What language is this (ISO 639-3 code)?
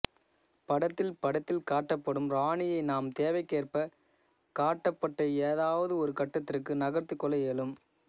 tam